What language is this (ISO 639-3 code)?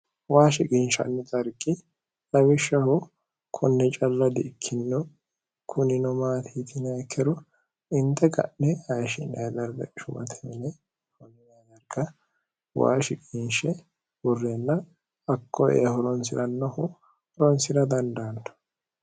sid